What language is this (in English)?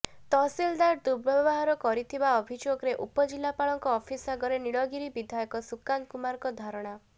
Odia